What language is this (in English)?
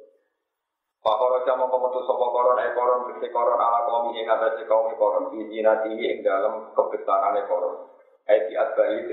Indonesian